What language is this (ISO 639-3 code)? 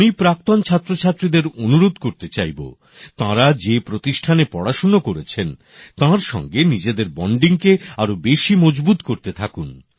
ben